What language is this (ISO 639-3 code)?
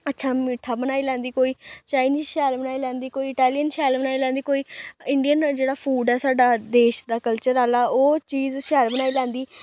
doi